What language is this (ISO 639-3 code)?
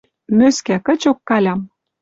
mrj